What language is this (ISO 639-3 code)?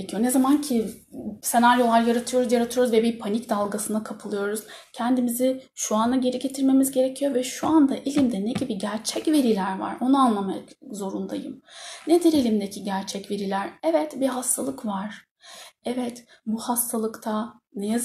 tur